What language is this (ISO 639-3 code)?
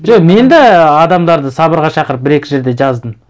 kaz